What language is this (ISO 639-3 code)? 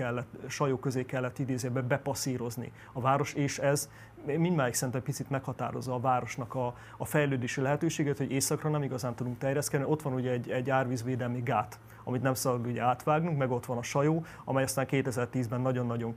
hun